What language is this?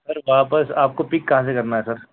Urdu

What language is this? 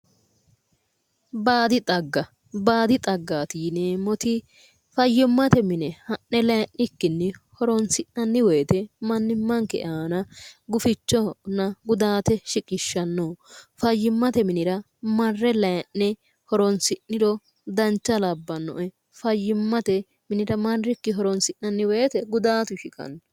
Sidamo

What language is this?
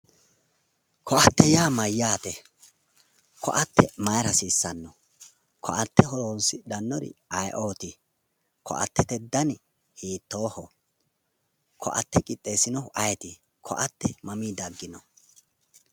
Sidamo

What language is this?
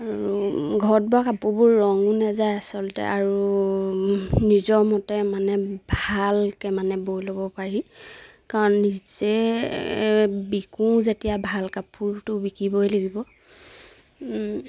Assamese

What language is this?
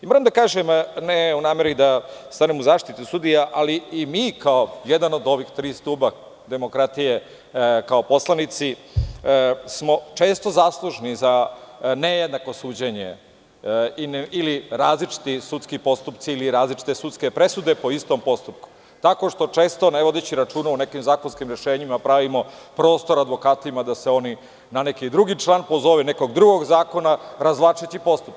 Serbian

